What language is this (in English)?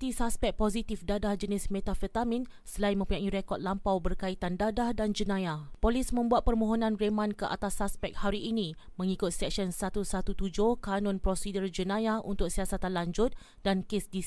Malay